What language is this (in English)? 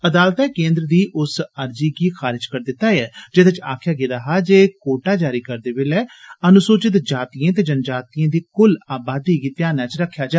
Dogri